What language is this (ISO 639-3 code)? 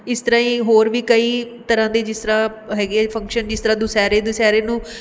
pan